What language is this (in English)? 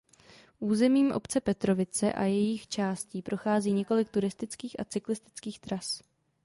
Czech